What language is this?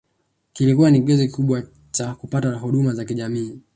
Swahili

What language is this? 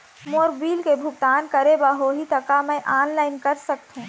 Chhattisgarhi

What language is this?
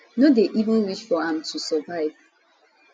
Nigerian Pidgin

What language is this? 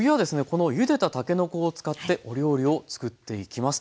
Japanese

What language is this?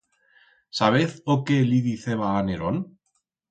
Aragonese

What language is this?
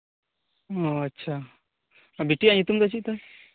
Santali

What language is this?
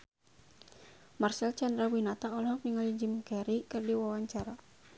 Sundanese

